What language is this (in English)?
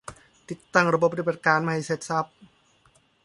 Thai